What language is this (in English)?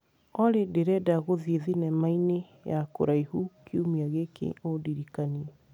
Kikuyu